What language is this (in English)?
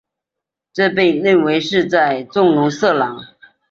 Chinese